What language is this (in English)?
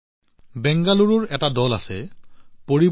Assamese